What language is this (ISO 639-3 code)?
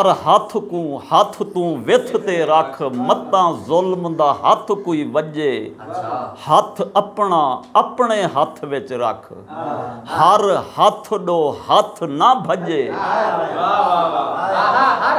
pan